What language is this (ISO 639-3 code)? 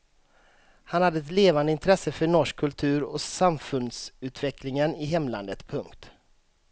swe